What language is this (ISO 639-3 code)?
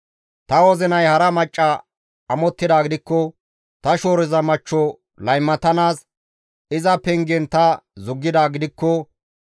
gmv